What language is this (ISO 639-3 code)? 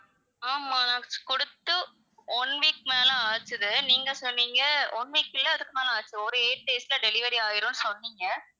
tam